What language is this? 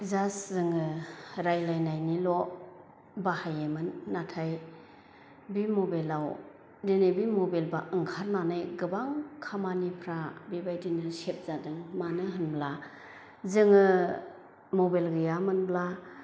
Bodo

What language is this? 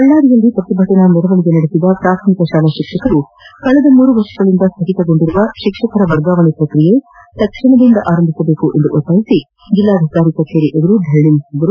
Kannada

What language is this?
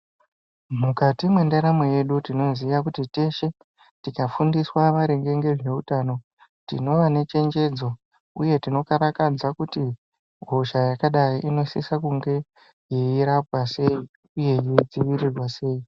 Ndau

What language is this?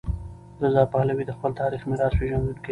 Pashto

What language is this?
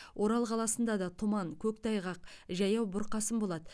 Kazakh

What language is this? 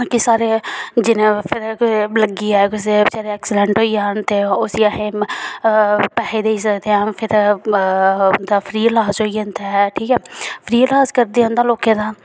Dogri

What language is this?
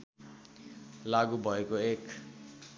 Nepali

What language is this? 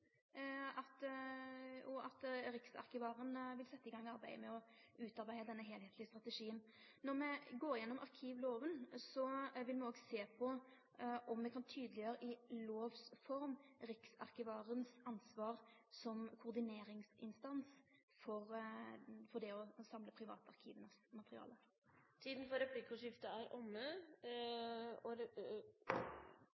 Norwegian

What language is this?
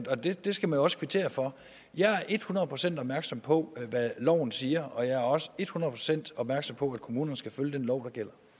Danish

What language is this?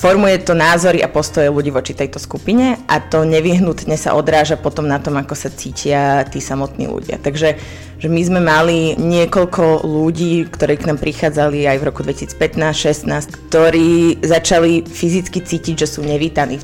Slovak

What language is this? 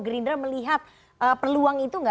Indonesian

